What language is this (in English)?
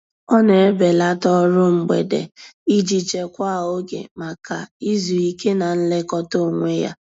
Igbo